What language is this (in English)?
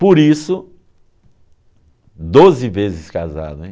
Portuguese